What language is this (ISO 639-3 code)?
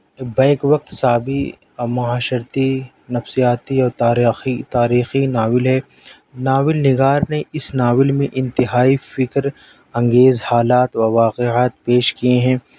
urd